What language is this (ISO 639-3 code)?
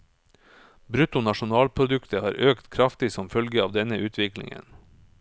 nor